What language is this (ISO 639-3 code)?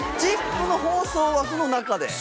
jpn